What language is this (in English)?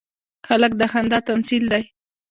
Pashto